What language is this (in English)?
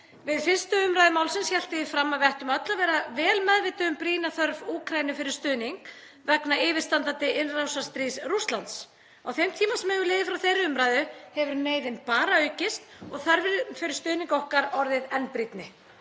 Icelandic